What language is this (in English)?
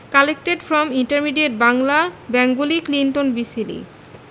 Bangla